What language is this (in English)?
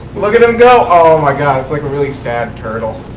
English